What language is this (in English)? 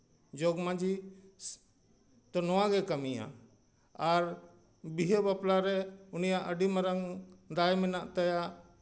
Santali